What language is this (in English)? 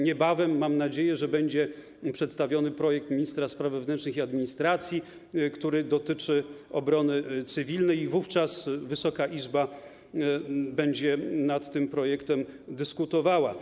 Polish